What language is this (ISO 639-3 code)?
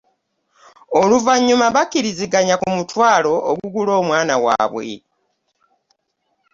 lug